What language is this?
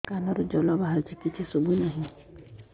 Odia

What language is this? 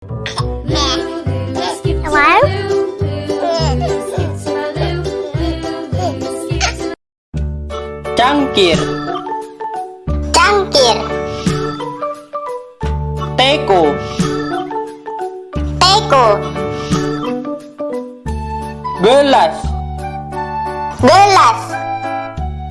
Indonesian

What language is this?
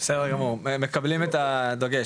Hebrew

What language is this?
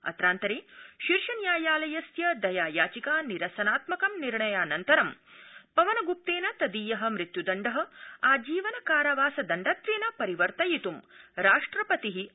Sanskrit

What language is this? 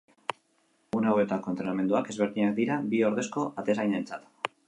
Basque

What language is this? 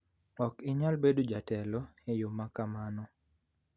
Luo (Kenya and Tanzania)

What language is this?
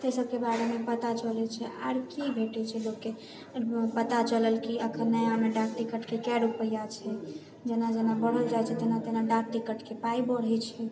Maithili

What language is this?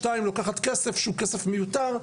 Hebrew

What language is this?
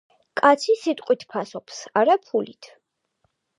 Georgian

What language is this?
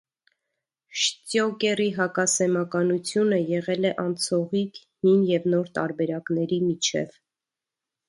Armenian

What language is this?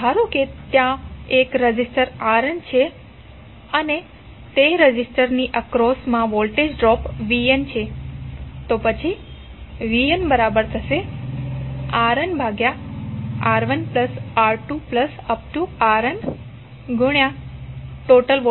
Gujarati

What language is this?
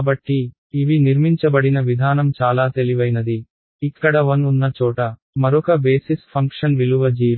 Telugu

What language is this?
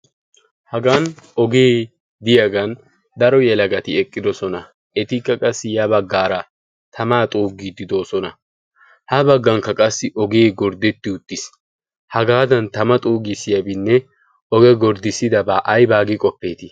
Wolaytta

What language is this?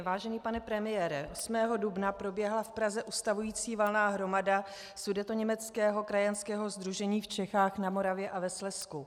Czech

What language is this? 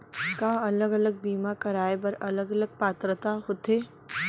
Chhattisgarhi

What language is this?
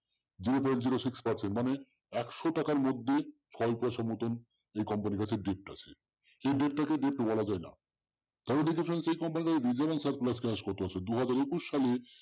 Bangla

